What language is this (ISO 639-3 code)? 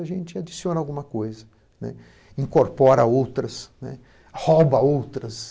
por